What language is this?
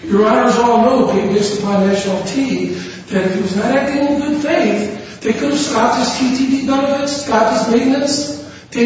English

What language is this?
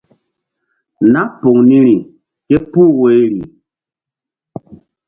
Mbum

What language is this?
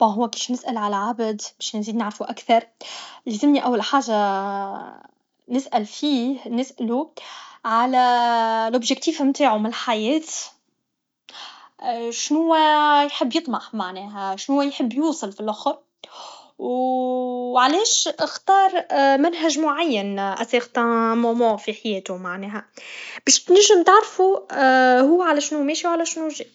Tunisian Arabic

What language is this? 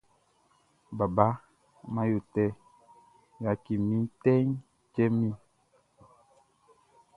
Baoulé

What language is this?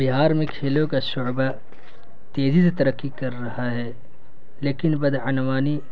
Urdu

